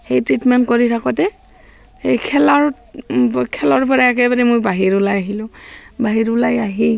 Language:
Assamese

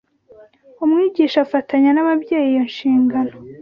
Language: Kinyarwanda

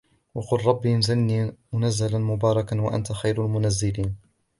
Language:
Arabic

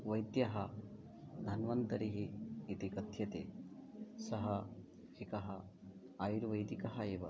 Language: Sanskrit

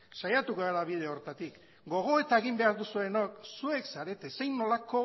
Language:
Basque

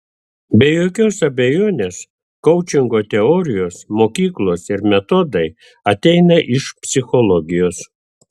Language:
Lithuanian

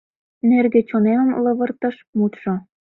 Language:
Mari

